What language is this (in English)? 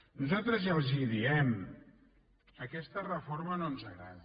Catalan